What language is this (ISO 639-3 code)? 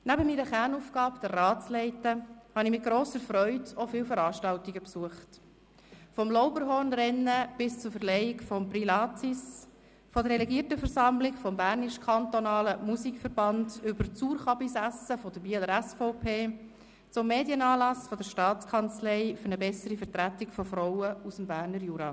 gsw